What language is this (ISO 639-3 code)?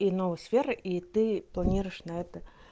rus